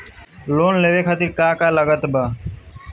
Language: Bhojpuri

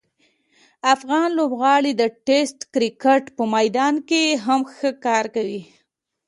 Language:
Pashto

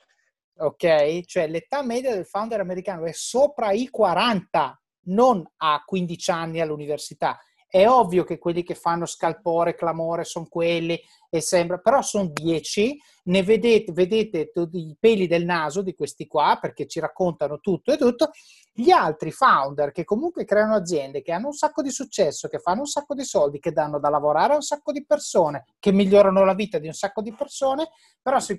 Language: Italian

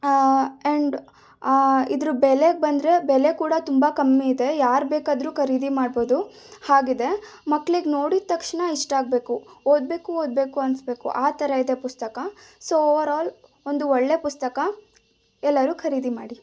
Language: Kannada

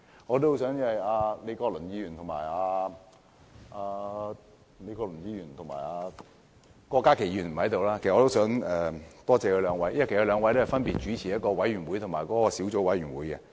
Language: Cantonese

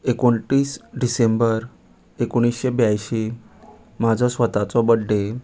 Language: Konkani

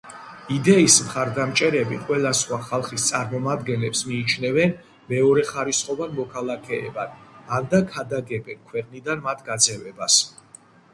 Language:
Georgian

